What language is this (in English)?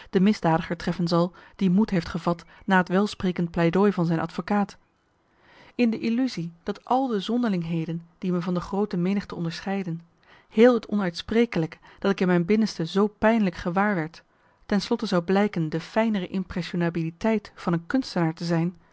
Dutch